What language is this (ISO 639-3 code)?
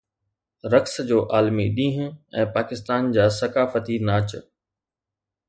snd